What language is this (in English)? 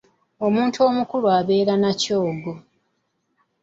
Ganda